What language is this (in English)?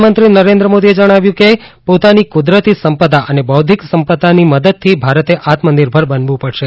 Gujarati